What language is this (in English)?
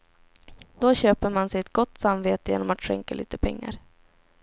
Swedish